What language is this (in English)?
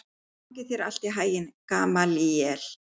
Icelandic